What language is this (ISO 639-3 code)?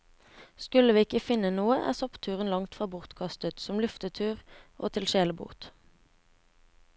nor